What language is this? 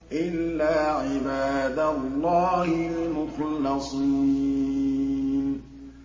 Arabic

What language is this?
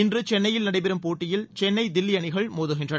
Tamil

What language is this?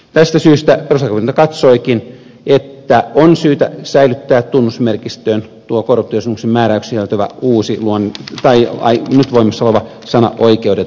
Finnish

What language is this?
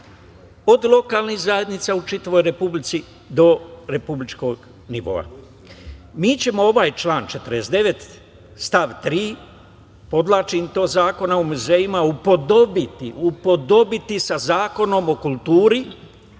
Serbian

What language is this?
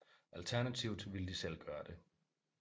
Danish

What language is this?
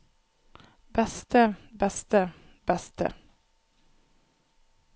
Norwegian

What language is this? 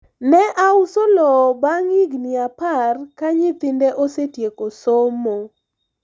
Luo (Kenya and Tanzania)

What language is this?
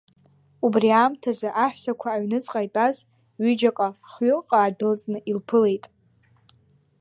Abkhazian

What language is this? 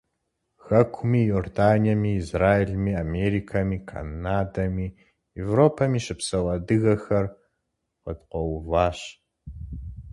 Kabardian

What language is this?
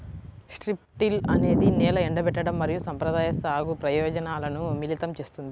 Telugu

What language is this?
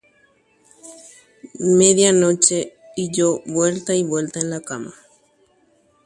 Guarani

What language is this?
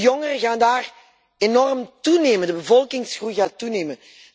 Dutch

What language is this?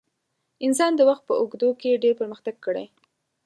Pashto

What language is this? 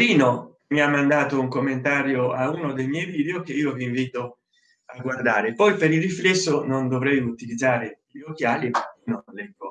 Italian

